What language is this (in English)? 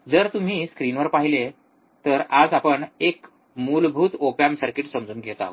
Marathi